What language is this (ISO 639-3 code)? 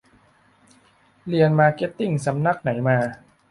tha